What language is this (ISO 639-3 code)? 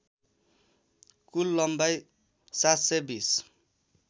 nep